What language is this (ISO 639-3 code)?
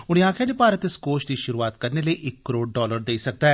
doi